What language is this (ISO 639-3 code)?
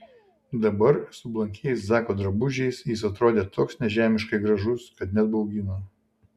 lit